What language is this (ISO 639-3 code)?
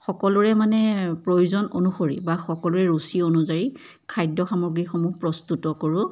asm